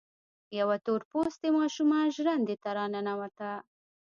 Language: Pashto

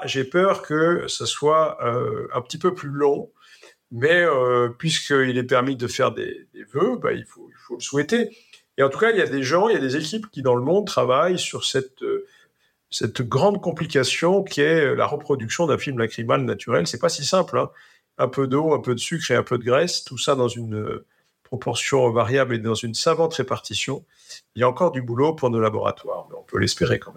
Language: French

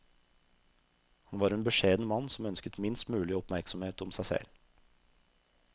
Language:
Norwegian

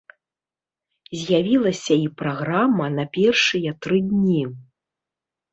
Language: Belarusian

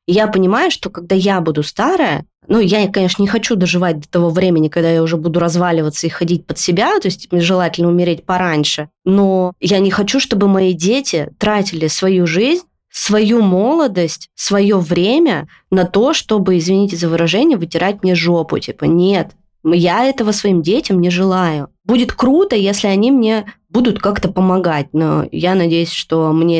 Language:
Russian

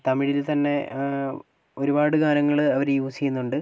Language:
Malayalam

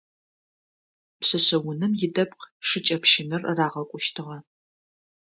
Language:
Adyghe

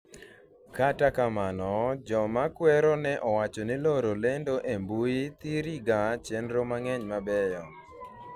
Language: Luo (Kenya and Tanzania)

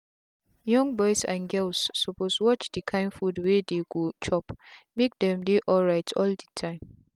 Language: Nigerian Pidgin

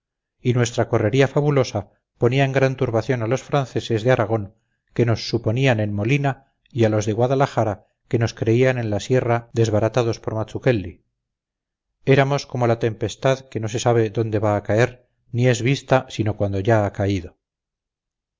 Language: Spanish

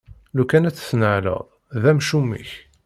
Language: Kabyle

